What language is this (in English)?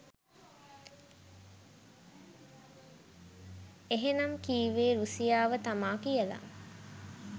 Sinhala